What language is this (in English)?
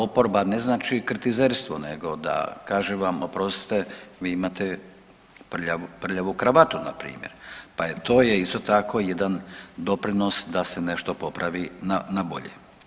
Croatian